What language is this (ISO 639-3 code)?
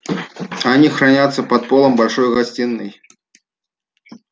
rus